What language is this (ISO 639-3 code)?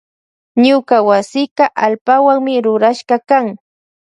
qvj